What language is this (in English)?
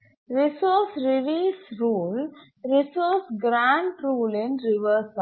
Tamil